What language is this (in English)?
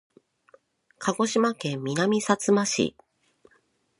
Japanese